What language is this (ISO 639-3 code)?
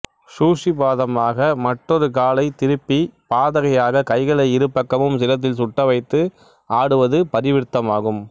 tam